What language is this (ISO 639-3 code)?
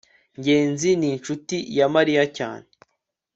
kin